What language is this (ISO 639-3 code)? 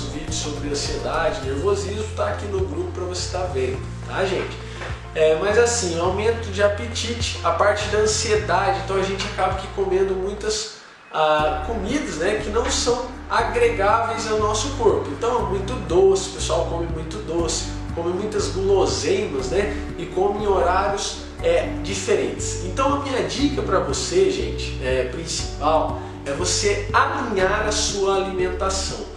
por